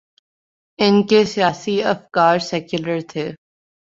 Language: Urdu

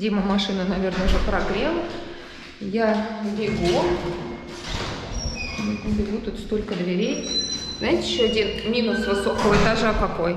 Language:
Russian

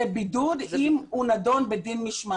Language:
Hebrew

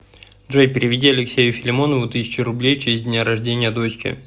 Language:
Russian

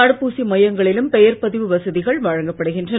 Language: Tamil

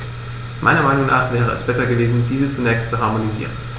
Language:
German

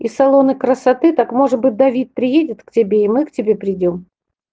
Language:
Russian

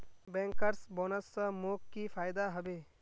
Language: Magahi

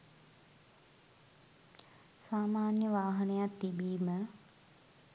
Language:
Sinhala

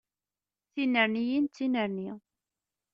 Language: Kabyle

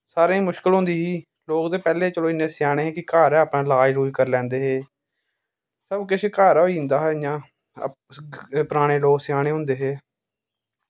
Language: Dogri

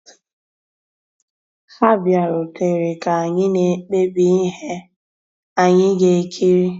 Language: Igbo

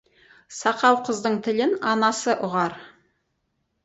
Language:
Kazakh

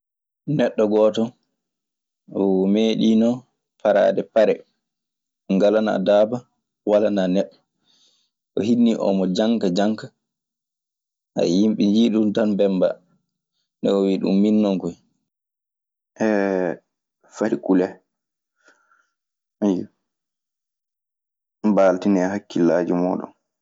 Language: Maasina Fulfulde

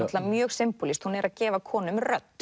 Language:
Icelandic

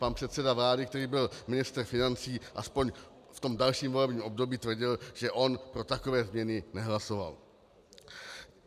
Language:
Czech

